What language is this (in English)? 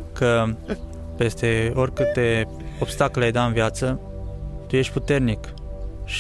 Romanian